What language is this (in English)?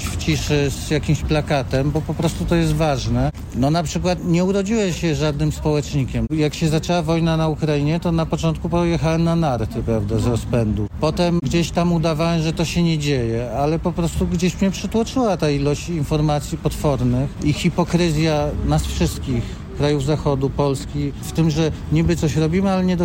Polish